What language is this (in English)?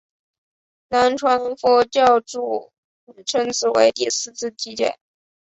Chinese